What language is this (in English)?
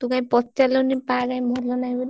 Odia